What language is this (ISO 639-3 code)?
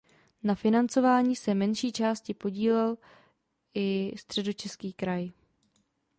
ces